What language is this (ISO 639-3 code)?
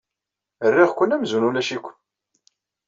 kab